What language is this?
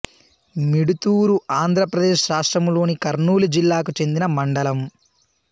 Telugu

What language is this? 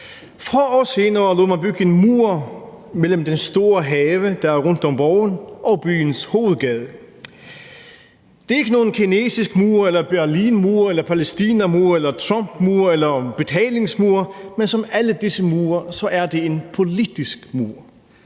Danish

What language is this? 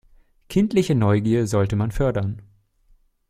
German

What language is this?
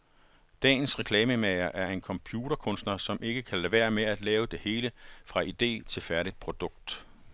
Danish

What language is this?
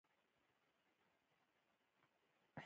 Pashto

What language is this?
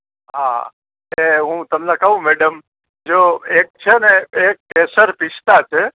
Gujarati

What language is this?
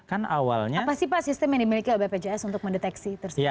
Indonesian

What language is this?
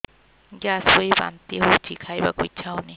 Odia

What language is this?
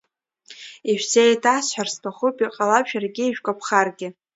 Abkhazian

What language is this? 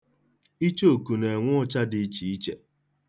Igbo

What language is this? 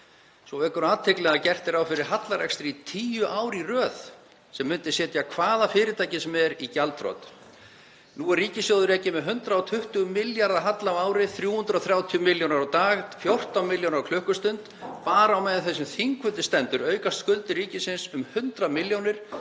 Icelandic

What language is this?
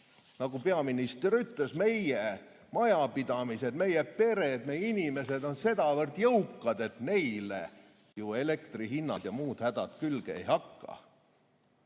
Estonian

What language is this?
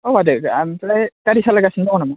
Bodo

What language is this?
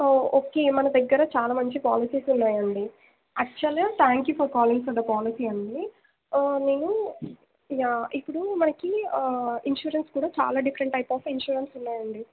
Telugu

